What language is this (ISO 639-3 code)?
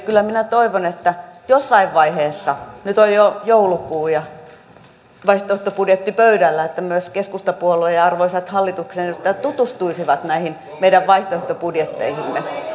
fin